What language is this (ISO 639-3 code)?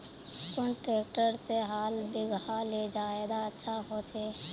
mag